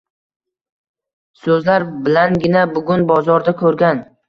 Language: Uzbek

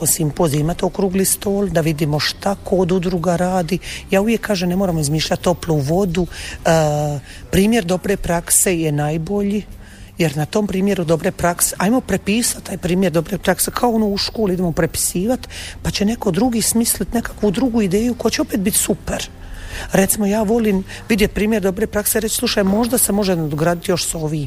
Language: Croatian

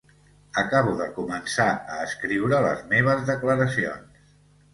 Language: Catalan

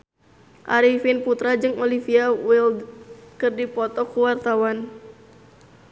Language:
Sundanese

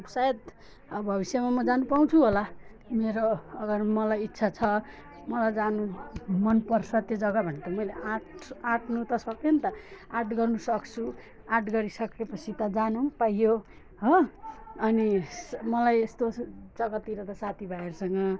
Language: Nepali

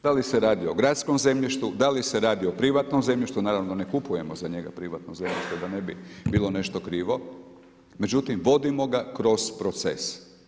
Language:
Croatian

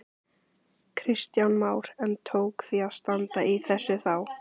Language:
Icelandic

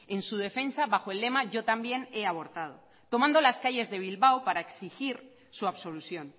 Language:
Spanish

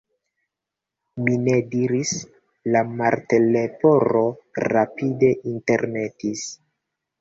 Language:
Esperanto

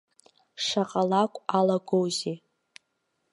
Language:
Abkhazian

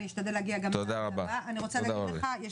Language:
Hebrew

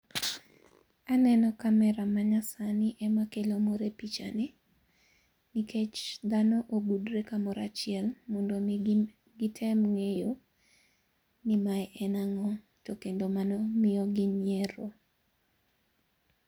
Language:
Luo (Kenya and Tanzania)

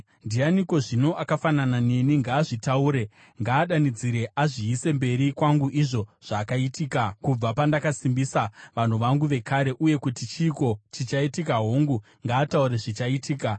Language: Shona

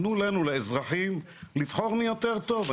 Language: Hebrew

